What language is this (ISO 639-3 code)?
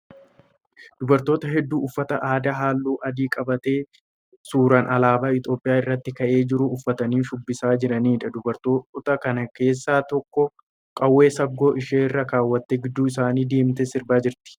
orm